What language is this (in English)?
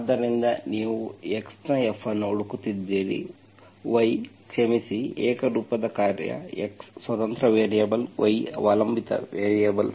Kannada